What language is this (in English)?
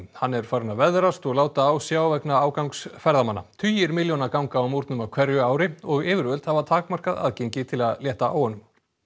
Icelandic